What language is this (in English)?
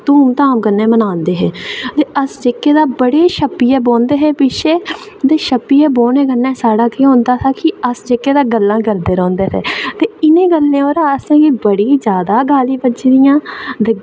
Dogri